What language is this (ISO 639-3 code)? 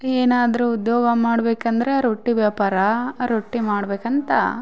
kan